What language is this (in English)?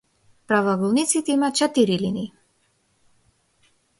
Macedonian